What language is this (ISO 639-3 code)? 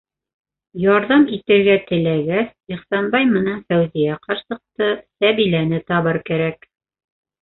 bak